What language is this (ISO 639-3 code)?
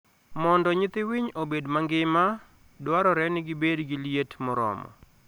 luo